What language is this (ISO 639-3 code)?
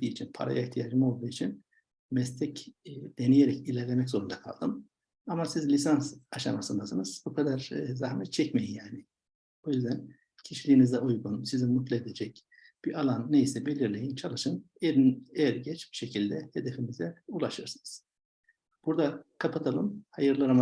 tur